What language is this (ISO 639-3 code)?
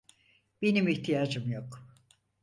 tur